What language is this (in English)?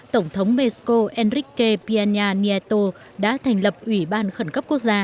Vietnamese